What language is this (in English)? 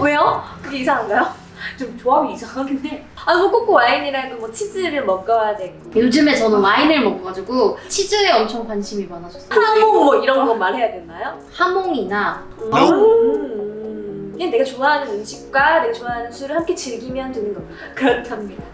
Korean